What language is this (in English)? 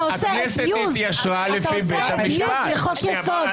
Hebrew